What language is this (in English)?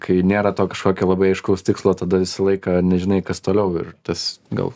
Lithuanian